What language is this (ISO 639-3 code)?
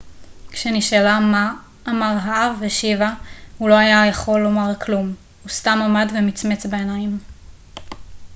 heb